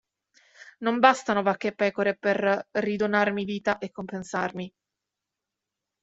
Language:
Italian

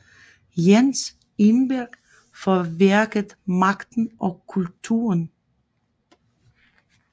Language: Danish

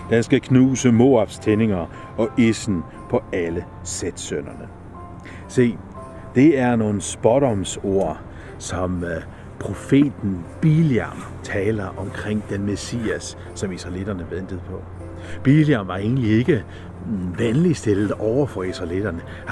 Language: Danish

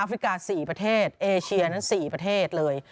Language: Thai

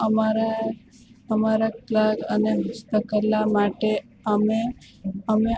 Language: Gujarati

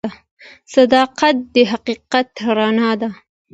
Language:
Pashto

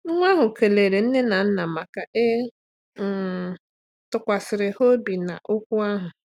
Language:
Igbo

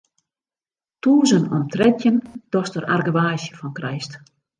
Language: Western Frisian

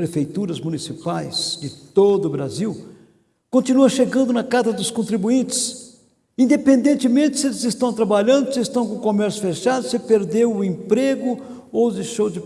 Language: Portuguese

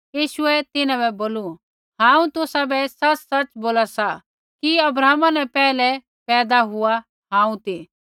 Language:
Kullu Pahari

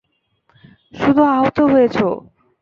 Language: Bangla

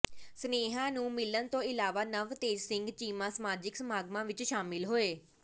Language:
Punjabi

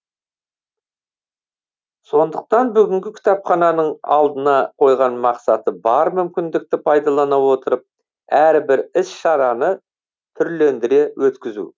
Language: Kazakh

